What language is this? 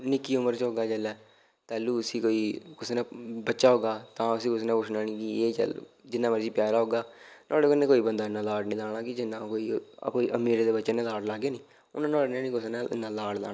Dogri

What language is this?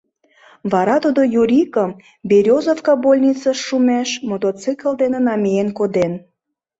Mari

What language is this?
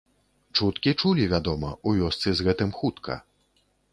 Belarusian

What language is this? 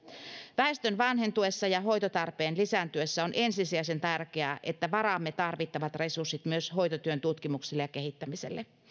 Finnish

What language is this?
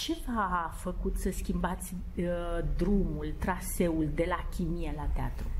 Romanian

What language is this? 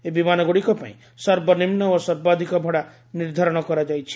Odia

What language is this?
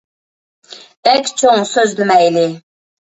Uyghur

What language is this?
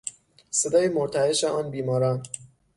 Persian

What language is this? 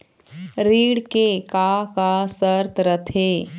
Chhattisgarhi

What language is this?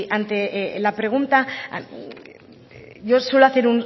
Spanish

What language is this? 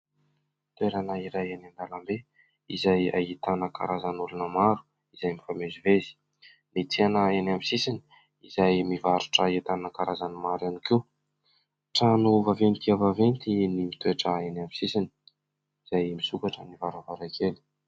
Malagasy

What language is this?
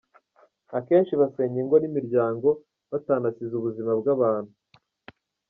Kinyarwanda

